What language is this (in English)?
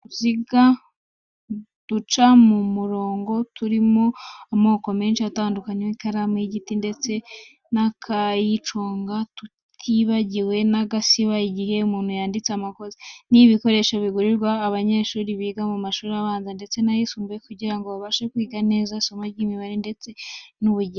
Kinyarwanda